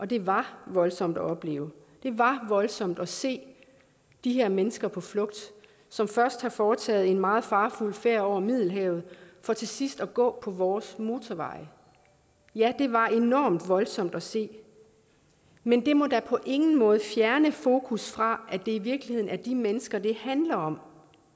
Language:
Danish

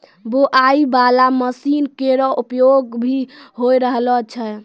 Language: Maithili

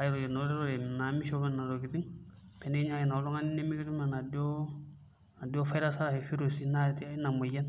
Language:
Masai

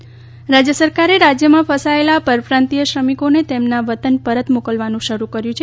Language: Gujarati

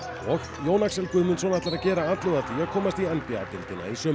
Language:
Icelandic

